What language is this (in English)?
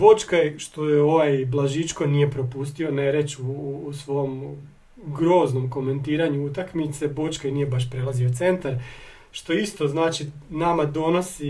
Croatian